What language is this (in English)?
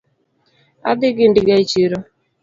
Luo (Kenya and Tanzania)